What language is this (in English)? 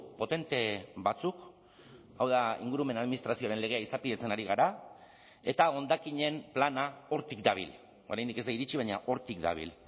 Basque